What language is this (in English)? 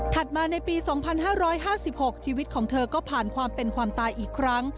Thai